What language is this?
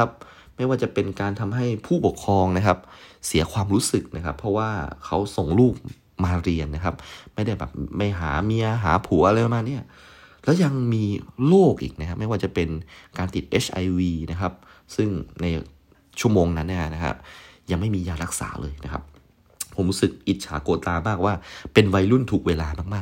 Thai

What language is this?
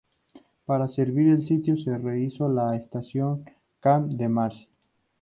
Spanish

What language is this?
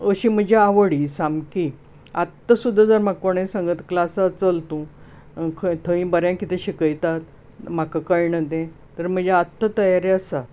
Konkani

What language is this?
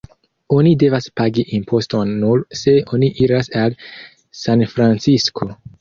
Esperanto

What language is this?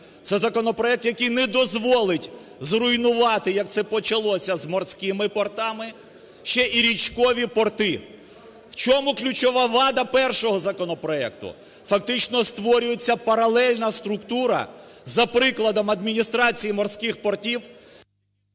Ukrainian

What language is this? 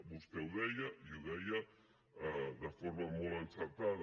Catalan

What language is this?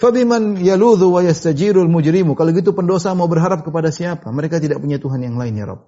Indonesian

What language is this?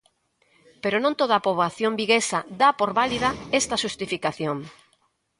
Galician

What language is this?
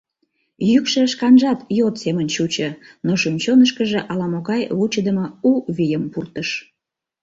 Mari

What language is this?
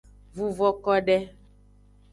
Aja (Benin)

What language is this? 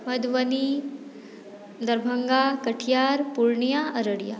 Maithili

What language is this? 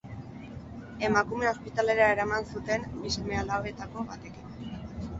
Basque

